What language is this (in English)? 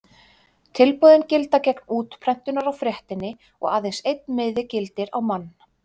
Icelandic